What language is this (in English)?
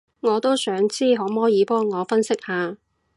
Cantonese